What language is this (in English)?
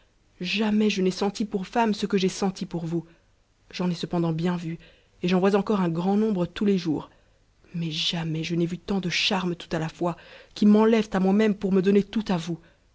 French